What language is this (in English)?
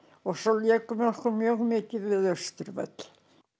Icelandic